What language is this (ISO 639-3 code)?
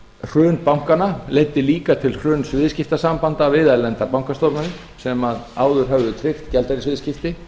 isl